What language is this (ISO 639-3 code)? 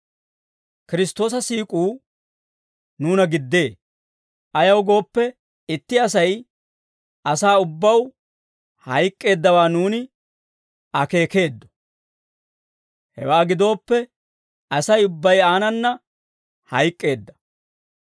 dwr